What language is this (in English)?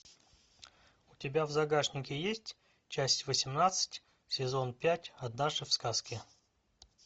Russian